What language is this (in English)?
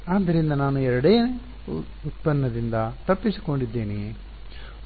Kannada